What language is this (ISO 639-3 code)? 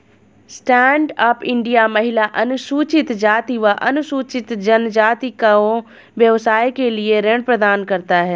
hin